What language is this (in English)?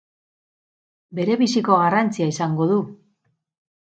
Basque